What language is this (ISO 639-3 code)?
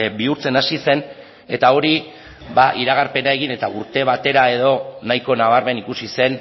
eus